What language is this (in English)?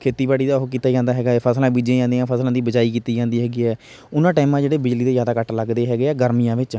Punjabi